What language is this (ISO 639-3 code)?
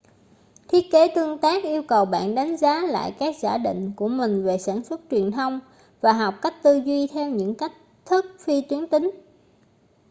vie